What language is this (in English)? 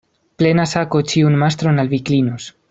Esperanto